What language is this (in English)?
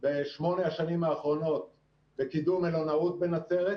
Hebrew